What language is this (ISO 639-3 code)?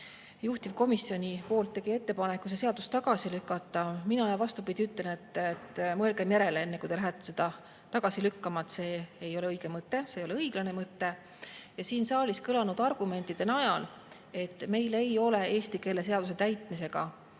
est